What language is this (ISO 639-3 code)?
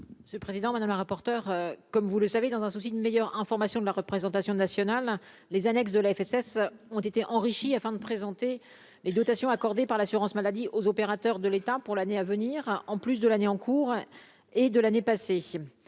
fra